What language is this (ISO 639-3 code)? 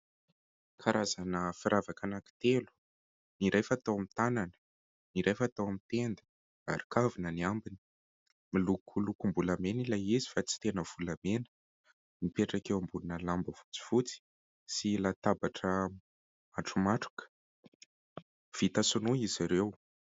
mlg